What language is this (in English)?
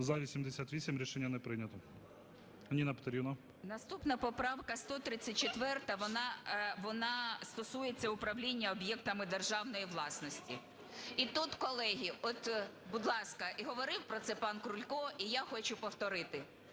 Ukrainian